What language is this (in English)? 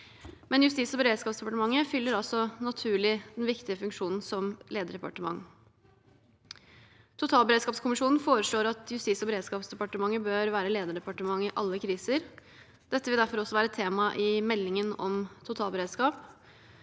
Norwegian